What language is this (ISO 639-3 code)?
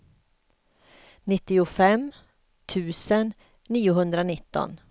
swe